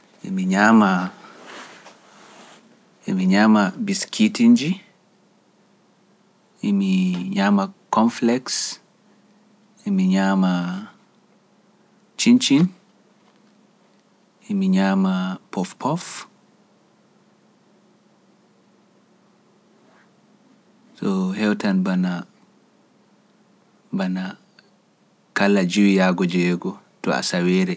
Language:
Pular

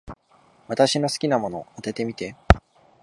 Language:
Japanese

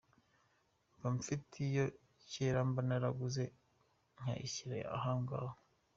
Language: Kinyarwanda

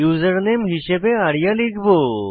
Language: Bangla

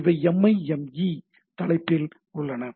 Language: Tamil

